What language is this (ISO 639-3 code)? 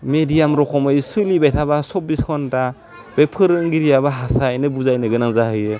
brx